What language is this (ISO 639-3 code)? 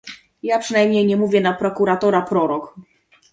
pol